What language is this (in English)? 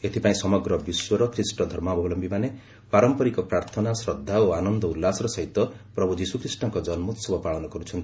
Odia